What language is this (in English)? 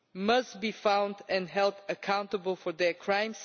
English